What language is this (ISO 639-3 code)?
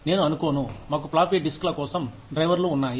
tel